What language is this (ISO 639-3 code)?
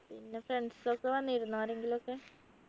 mal